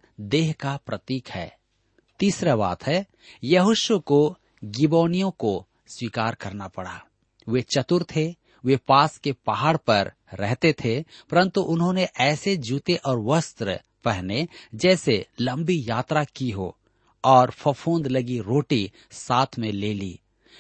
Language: Hindi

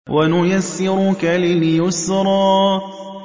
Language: Arabic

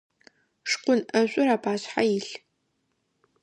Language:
Adyghe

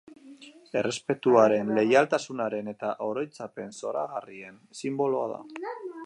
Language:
Basque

